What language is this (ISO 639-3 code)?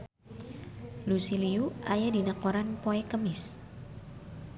sun